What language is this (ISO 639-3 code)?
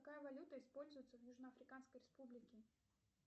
rus